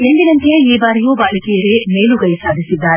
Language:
Kannada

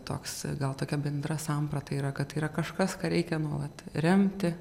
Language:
Lithuanian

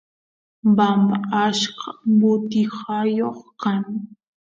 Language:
Santiago del Estero Quichua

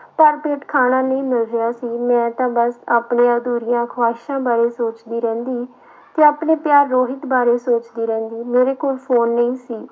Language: Punjabi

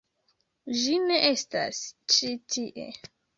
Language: Esperanto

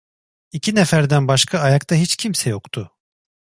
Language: Turkish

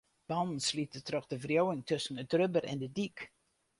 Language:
Western Frisian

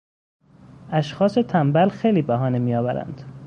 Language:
Persian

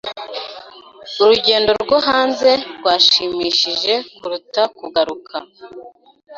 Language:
Kinyarwanda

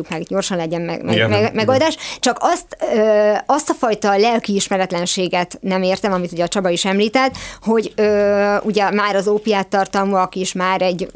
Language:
Hungarian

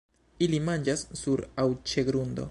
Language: Esperanto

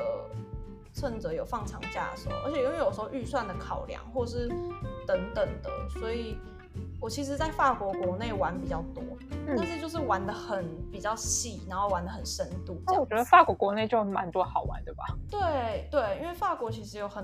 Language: Chinese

